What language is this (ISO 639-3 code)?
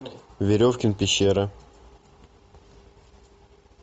rus